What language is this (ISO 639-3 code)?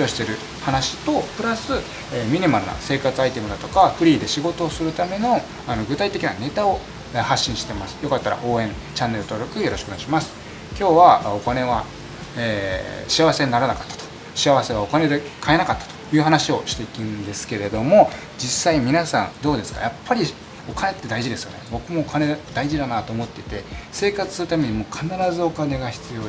jpn